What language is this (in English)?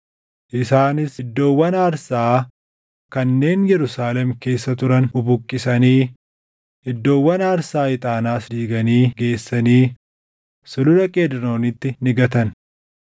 Oromo